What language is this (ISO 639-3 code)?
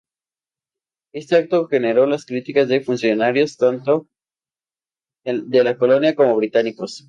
spa